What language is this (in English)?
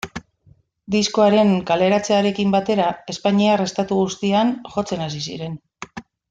Basque